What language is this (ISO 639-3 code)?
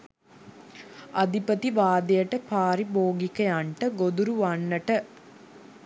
sin